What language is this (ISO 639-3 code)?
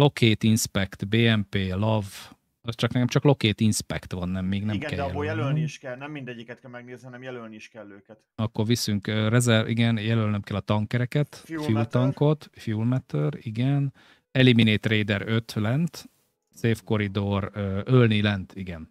hun